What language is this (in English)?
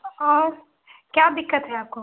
Hindi